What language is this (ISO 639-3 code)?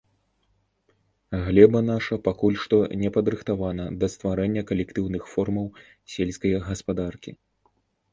bel